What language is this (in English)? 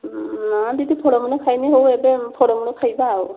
Odia